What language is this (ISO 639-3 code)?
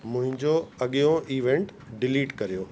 snd